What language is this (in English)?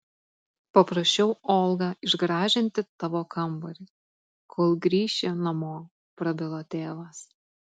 Lithuanian